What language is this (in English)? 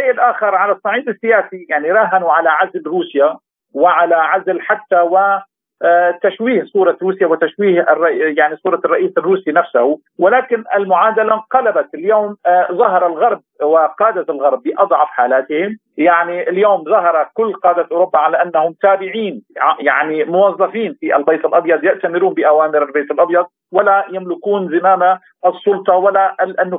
Arabic